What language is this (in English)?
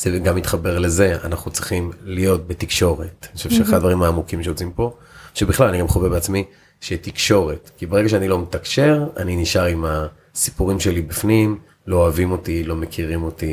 Hebrew